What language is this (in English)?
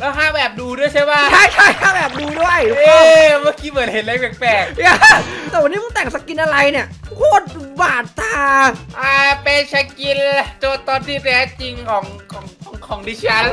Thai